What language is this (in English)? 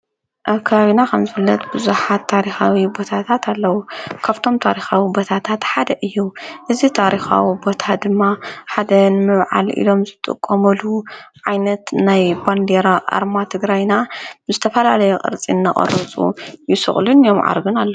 Tigrinya